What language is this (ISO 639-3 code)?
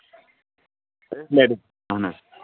kas